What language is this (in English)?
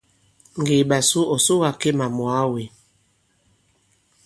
Bankon